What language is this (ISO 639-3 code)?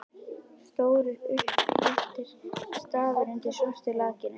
isl